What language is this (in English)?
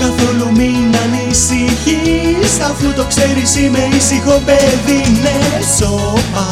Greek